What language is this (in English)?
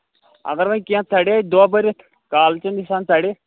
Kashmiri